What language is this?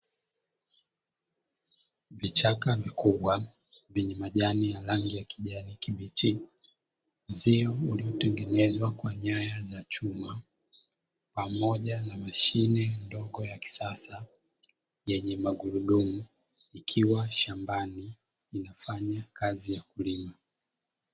Swahili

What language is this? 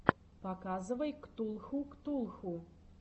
Russian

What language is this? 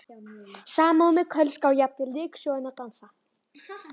Icelandic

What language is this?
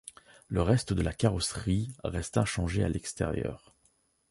French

